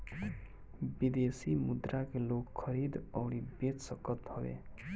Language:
Bhojpuri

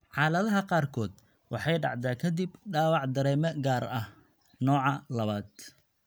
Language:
Somali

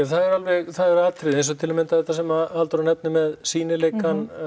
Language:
Icelandic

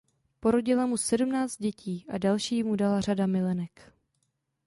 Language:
Czech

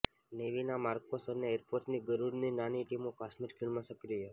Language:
Gujarati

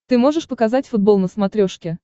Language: Russian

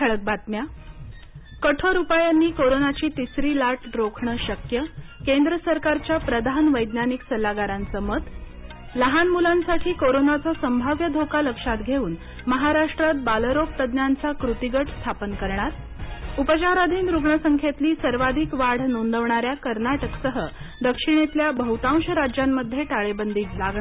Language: Marathi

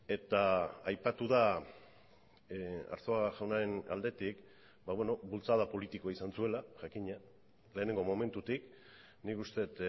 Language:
Basque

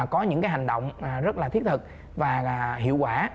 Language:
Vietnamese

